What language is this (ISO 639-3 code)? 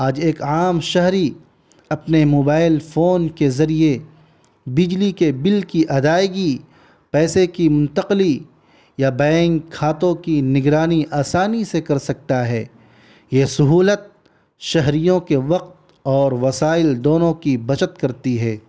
urd